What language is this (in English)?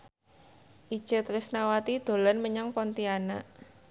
Javanese